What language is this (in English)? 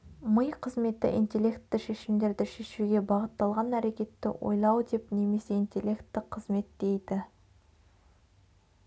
Kazakh